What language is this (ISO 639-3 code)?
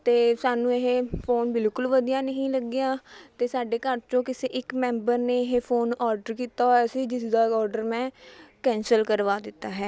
pan